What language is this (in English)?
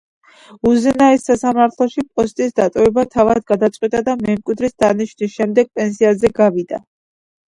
Georgian